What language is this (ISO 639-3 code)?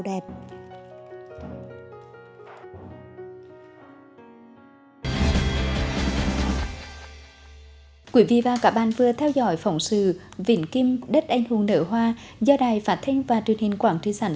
vie